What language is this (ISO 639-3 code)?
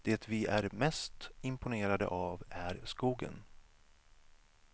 swe